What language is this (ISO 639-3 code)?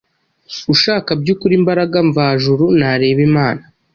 kin